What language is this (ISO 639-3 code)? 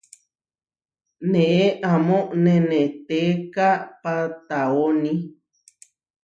var